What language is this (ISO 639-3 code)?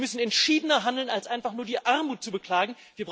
deu